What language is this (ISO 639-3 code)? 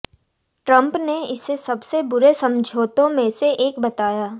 hin